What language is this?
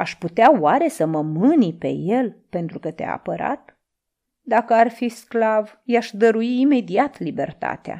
Romanian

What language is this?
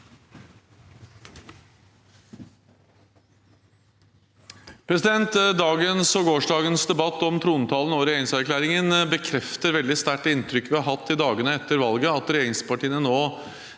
Norwegian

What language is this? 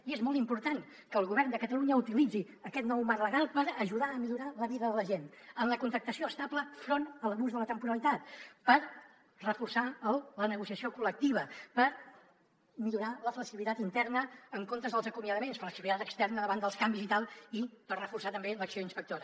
Catalan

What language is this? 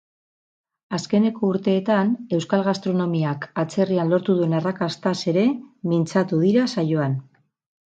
Basque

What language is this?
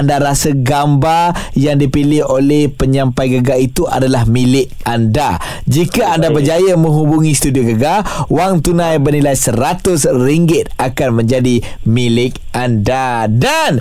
Malay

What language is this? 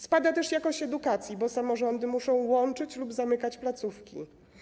Polish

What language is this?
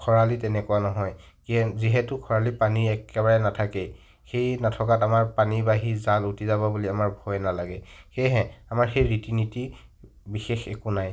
Assamese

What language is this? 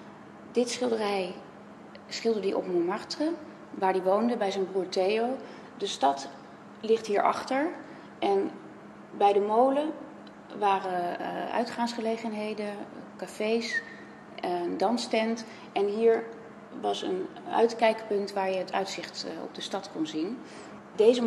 Dutch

